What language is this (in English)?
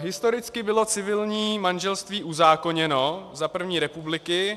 Czech